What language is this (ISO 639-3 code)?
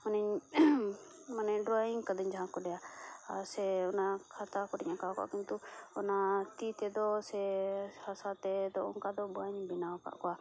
sat